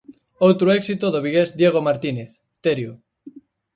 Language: Galician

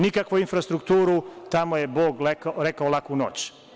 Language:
Serbian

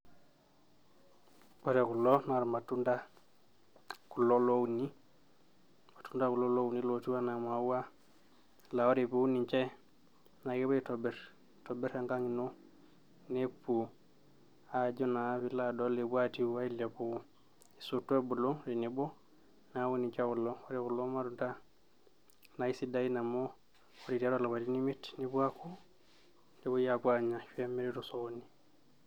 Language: Masai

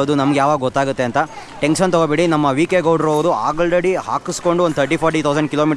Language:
Kannada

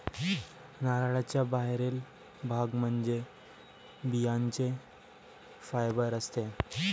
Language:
Marathi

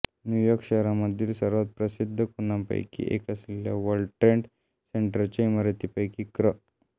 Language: Marathi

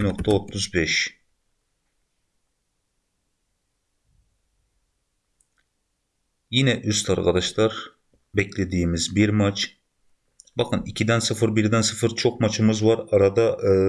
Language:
Turkish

